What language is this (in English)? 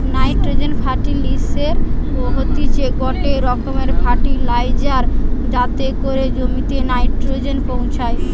Bangla